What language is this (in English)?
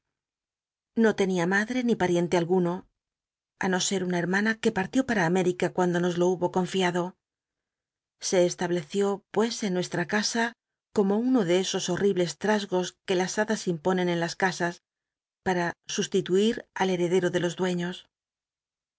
Spanish